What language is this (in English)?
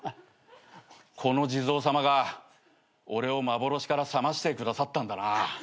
Japanese